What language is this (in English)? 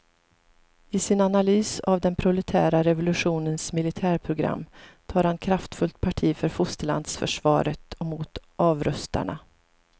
Swedish